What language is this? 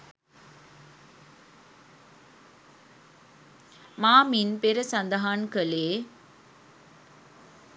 Sinhala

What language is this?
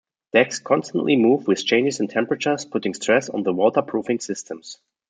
English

